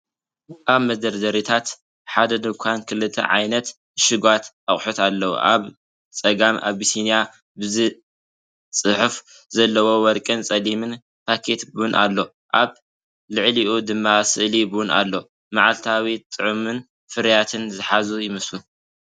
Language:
Tigrinya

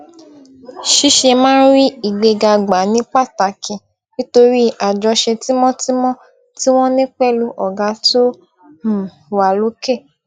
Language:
Yoruba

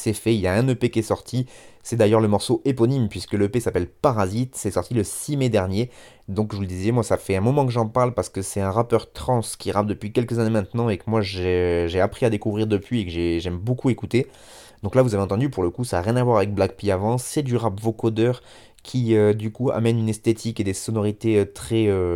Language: French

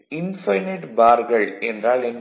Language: Tamil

